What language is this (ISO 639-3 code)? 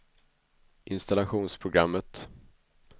swe